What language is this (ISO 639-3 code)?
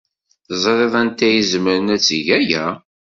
kab